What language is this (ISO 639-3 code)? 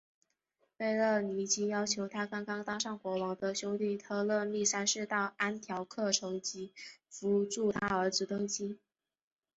zho